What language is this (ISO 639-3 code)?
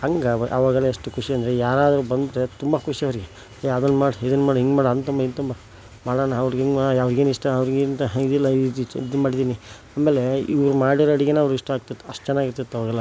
kan